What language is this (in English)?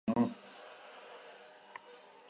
Basque